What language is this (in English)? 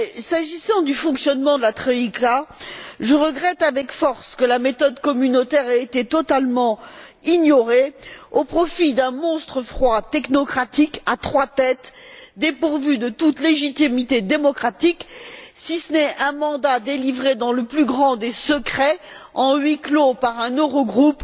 French